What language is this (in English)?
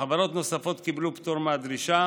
Hebrew